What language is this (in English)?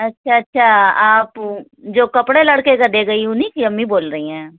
Urdu